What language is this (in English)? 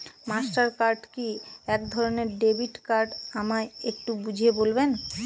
Bangla